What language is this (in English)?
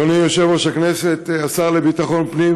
Hebrew